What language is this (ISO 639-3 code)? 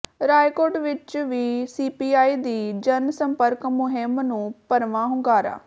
pan